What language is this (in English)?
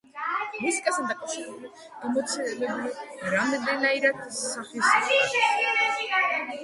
Georgian